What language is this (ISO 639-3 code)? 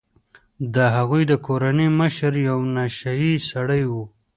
pus